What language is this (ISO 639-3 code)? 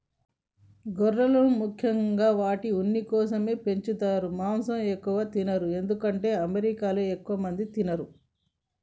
tel